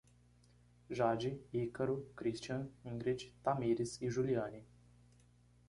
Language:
Portuguese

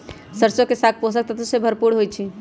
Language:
Magahi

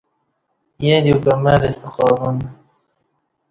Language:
Kati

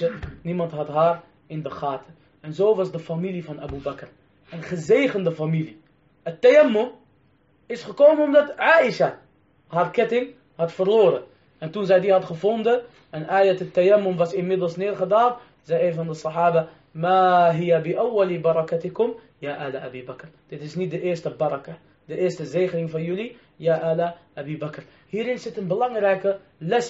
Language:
Dutch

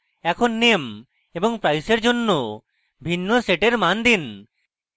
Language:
Bangla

